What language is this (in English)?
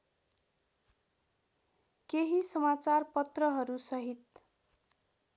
Nepali